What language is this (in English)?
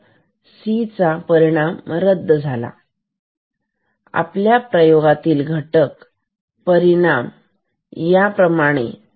Marathi